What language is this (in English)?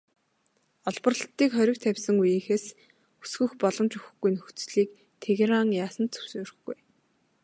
Mongolian